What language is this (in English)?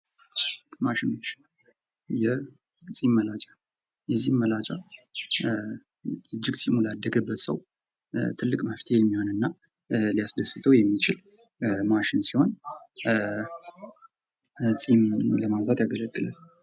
Amharic